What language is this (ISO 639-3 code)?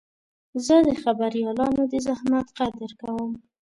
pus